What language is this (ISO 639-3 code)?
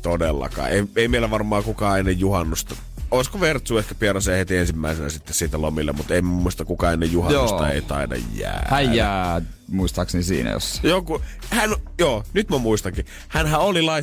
fin